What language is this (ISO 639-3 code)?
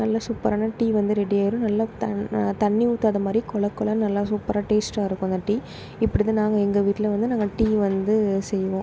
tam